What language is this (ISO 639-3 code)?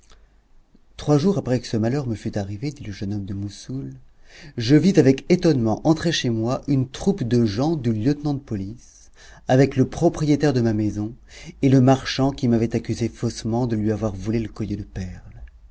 fra